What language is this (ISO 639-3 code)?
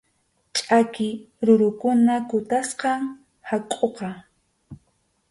qxu